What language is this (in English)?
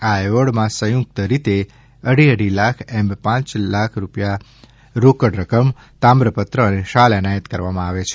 Gujarati